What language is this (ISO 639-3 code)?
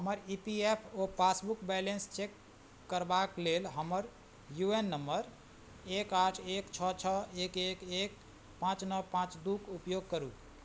mai